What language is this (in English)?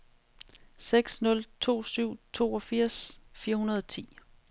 Danish